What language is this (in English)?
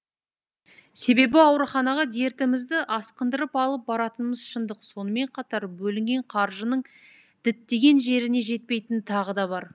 Kazakh